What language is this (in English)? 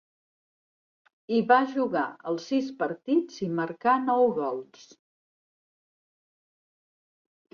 Catalan